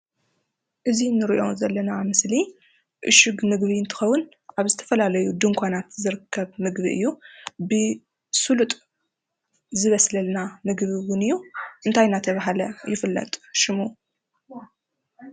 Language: Tigrinya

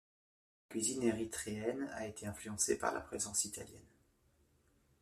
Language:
French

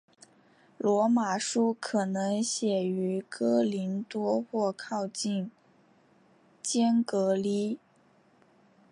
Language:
Chinese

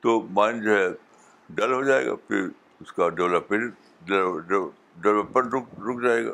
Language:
Urdu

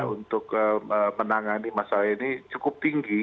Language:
Indonesian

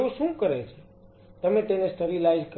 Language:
Gujarati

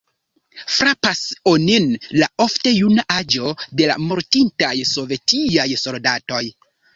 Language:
Esperanto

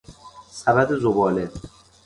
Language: Persian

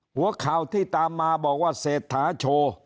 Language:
Thai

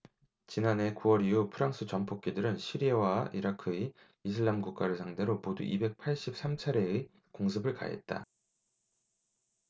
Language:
Korean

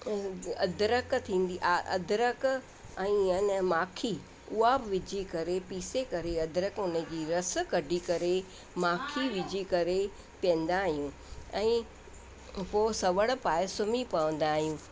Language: Sindhi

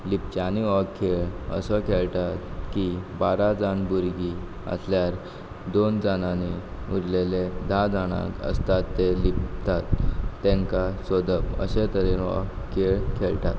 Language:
Konkani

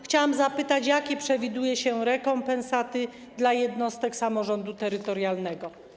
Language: Polish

